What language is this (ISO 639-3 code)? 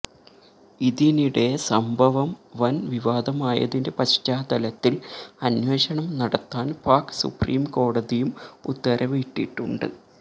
mal